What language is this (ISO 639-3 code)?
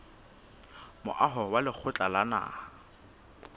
sot